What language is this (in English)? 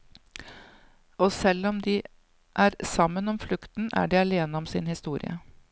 Norwegian